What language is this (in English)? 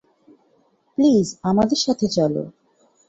Bangla